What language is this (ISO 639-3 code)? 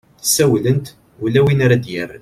kab